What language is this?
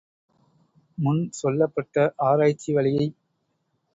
Tamil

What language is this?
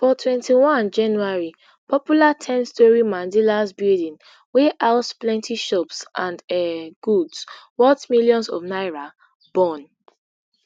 Nigerian Pidgin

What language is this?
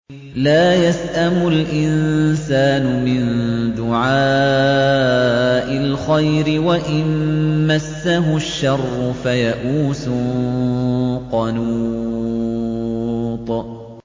Arabic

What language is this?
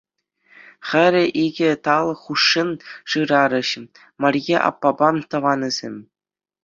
Chuvash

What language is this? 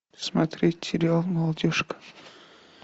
Russian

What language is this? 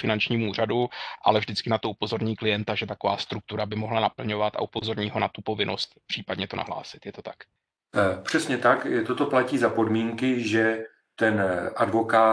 Czech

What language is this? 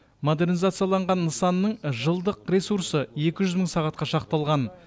Kazakh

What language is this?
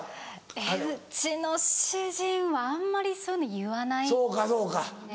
Japanese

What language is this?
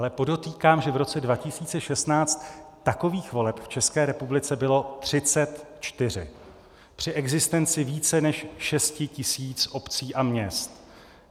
Czech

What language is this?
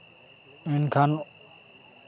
Santali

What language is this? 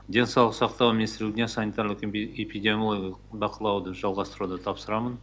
Kazakh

